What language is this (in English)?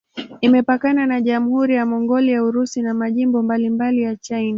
Swahili